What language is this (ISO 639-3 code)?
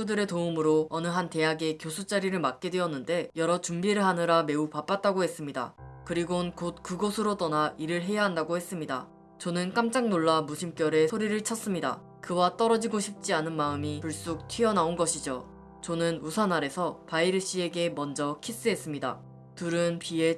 kor